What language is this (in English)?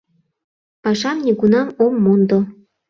Mari